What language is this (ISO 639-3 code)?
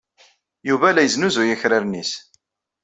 kab